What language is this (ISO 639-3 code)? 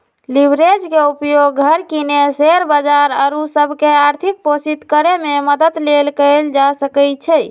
mag